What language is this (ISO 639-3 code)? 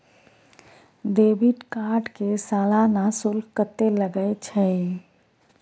mai